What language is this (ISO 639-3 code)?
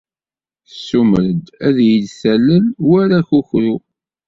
kab